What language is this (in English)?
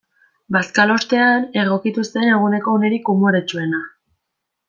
Basque